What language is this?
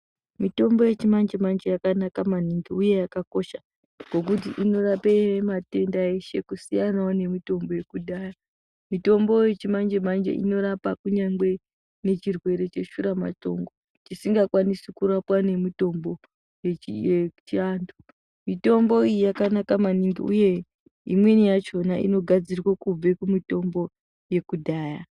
Ndau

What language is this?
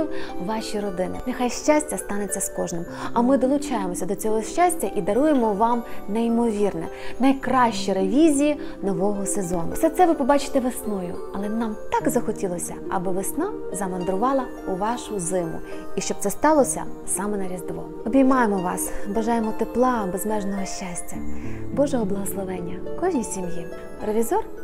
Ukrainian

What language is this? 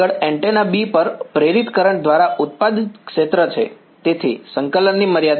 Gujarati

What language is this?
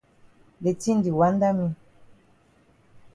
Cameroon Pidgin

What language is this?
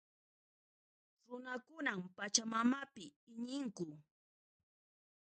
Puno Quechua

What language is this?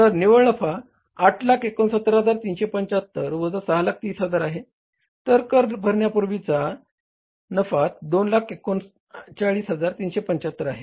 Marathi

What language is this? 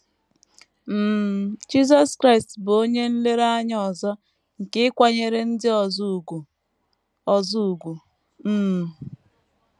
Igbo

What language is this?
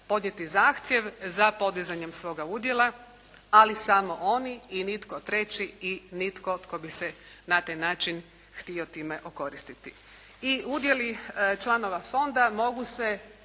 Croatian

